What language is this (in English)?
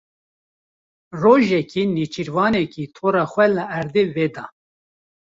Kurdish